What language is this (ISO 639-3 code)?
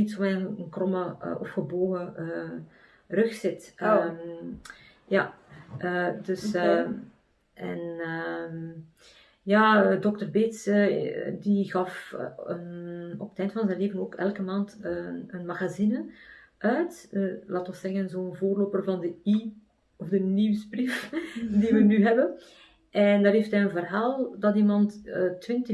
nld